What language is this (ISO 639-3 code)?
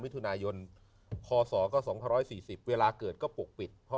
tha